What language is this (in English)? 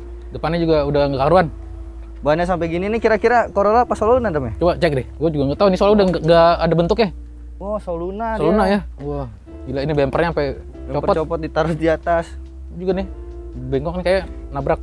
Indonesian